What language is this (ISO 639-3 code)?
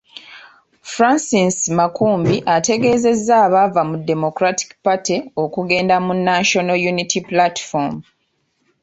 lug